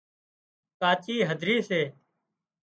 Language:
Wadiyara Koli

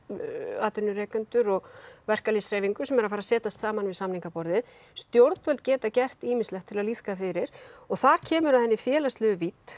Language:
Icelandic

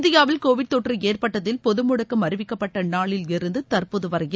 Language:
Tamil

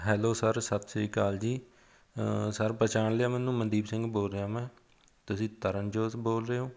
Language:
Punjabi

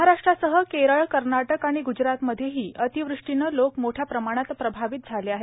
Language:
Marathi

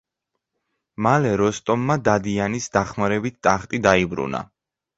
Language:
Georgian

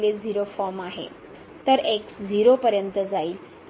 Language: Marathi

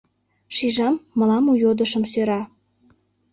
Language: Mari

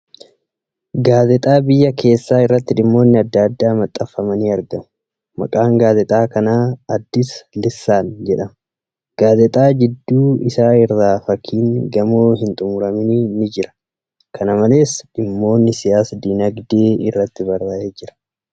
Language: Oromo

